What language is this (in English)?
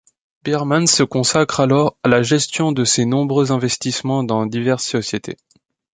French